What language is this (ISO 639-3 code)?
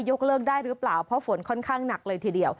tha